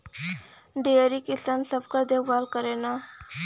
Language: Bhojpuri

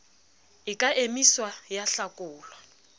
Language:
Southern Sotho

